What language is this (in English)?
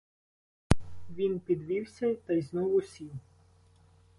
Ukrainian